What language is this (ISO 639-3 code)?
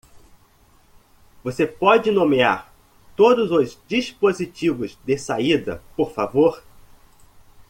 por